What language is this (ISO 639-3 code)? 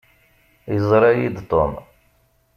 kab